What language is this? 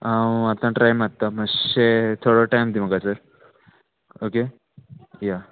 Konkani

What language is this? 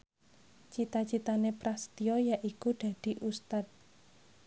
Javanese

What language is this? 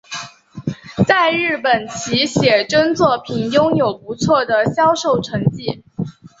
Chinese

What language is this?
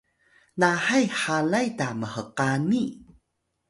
Atayal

